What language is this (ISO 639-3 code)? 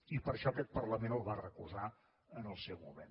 cat